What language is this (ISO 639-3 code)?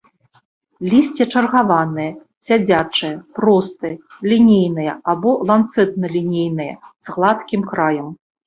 bel